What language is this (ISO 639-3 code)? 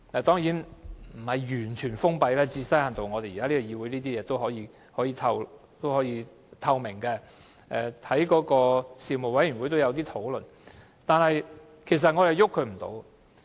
yue